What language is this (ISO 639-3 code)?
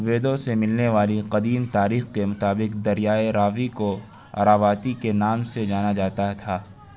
urd